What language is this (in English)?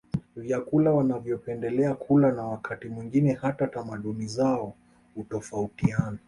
Swahili